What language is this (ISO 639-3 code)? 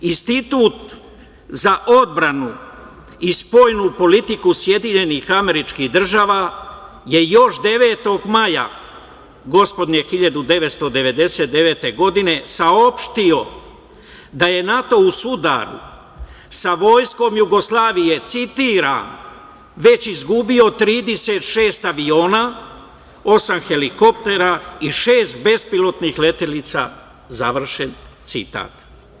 srp